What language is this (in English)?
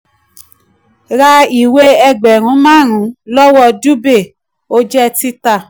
Yoruba